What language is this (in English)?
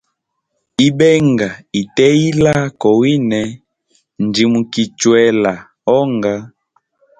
Hemba